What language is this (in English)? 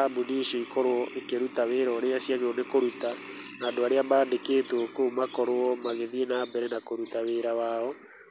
Kikuyu